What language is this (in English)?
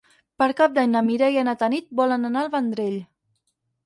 Catalan